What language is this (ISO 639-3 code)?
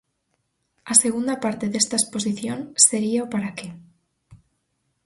glg